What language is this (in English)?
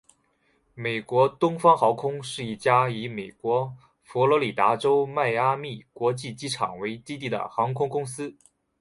Chinese